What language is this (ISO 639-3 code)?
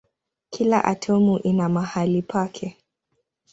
swa